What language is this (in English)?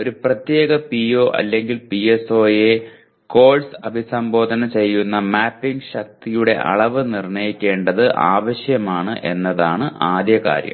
Malayalam